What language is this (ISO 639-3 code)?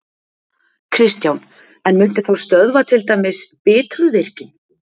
isl